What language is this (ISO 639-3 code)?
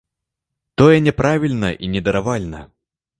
bel